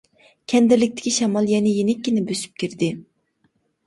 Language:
Uyghur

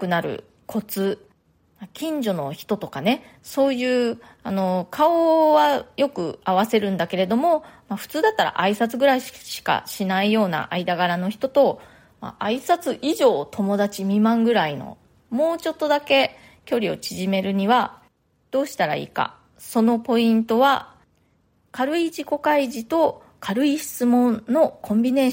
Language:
Japanese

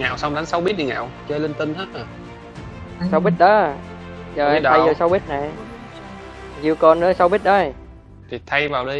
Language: Vietnamese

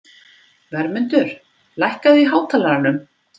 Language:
Icelandic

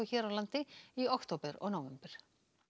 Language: Icelandic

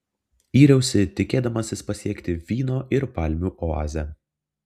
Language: Lithuanian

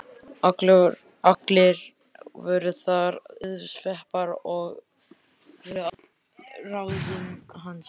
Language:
Icelandic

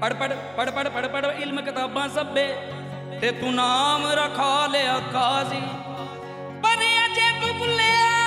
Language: Punjabi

